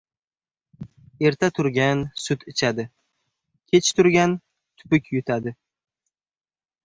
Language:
Uzbek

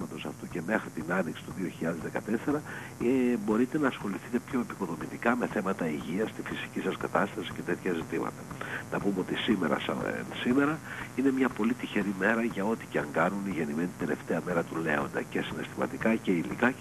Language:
Greek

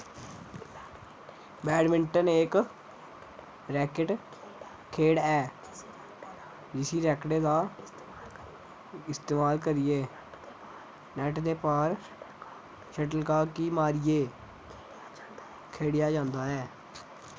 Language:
Dogri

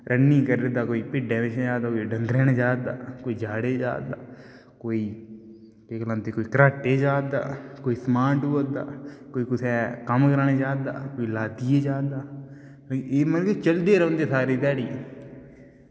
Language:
Dogri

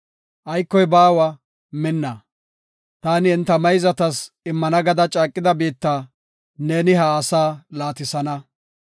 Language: Gofa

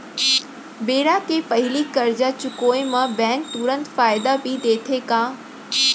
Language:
Chhattisgarhi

